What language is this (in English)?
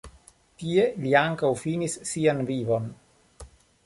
Esperanto